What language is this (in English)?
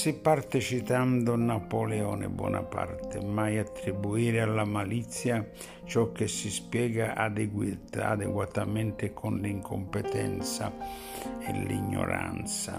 Italian